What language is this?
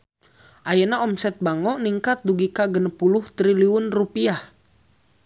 Sundanese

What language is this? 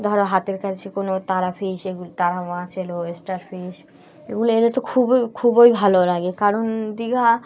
Bangla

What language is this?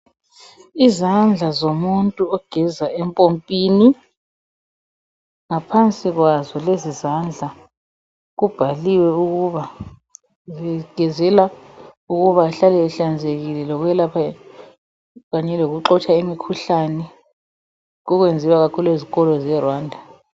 North Ndebele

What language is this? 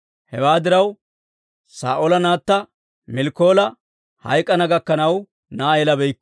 Dawro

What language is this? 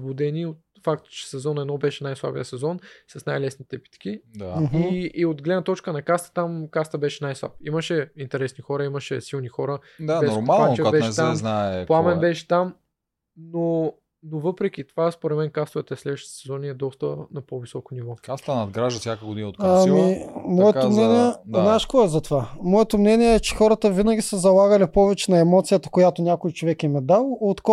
Bulgarian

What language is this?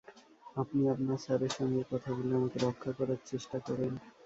Bangla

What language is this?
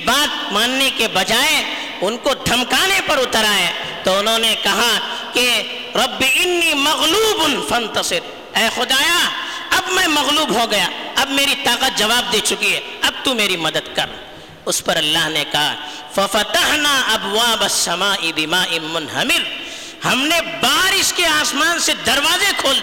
Urdu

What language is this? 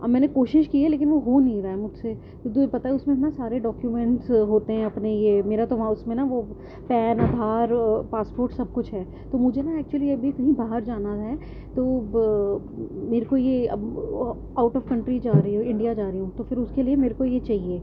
Urdu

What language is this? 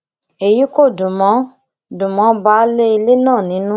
Yoruba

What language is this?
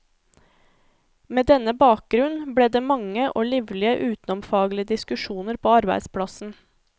Norwegian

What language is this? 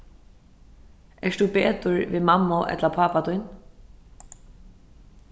Faroese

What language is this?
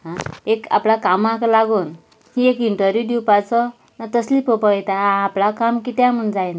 Konkani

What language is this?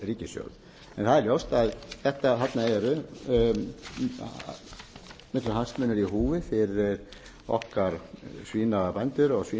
Icelandic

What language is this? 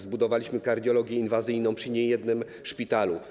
Polish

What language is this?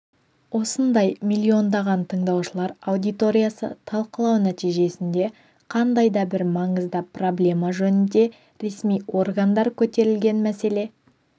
Kazakh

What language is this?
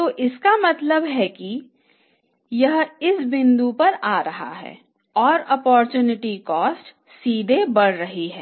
Hindi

